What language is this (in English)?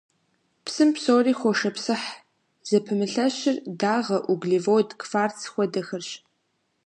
Kabardian